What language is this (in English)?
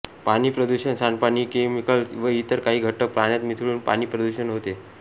Marathi